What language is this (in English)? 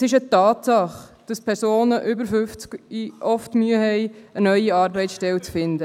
Swiss German